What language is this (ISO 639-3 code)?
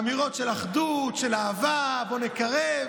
heb